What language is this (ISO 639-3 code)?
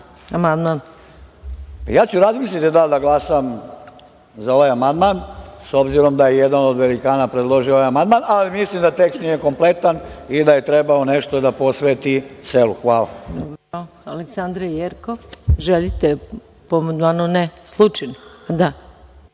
srp